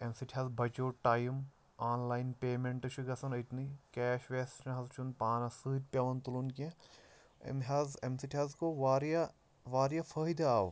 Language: Kashmiri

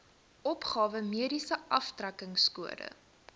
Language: Afrikaans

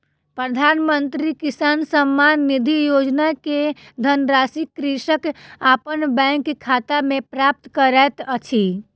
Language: Maithili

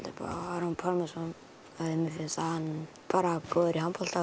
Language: Icelandic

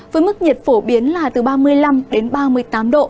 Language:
Vietnamese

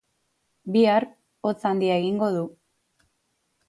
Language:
Basque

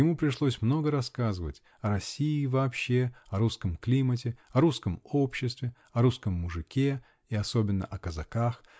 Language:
Russian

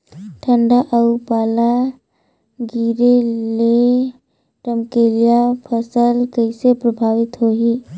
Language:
Chhattisgarhi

